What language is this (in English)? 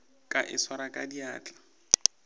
Northern Sotho